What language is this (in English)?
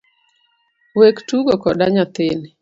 Luo (Kenya and Tanzania)